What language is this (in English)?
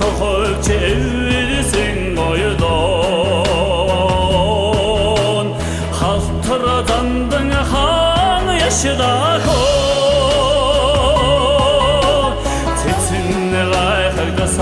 Dutch